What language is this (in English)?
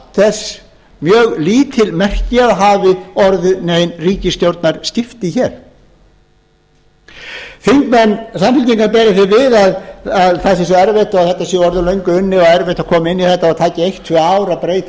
Icelandic